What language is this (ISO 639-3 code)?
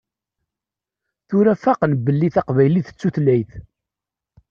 kab